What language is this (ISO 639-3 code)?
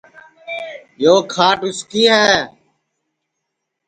ssi